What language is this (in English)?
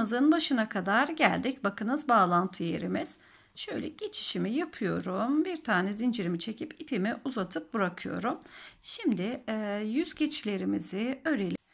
Turkish